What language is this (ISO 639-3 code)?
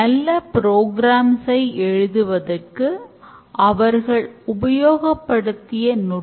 tam